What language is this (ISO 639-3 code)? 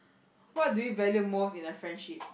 eng